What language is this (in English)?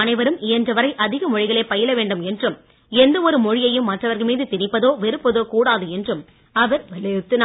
Tamil